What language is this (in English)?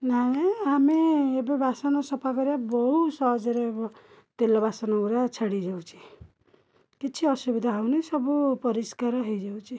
Odia